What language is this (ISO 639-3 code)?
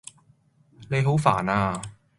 yue